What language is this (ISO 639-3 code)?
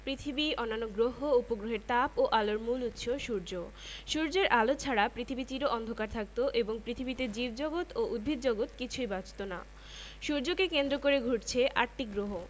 ben